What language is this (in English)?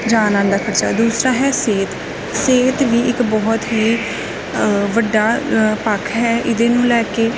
Punjabi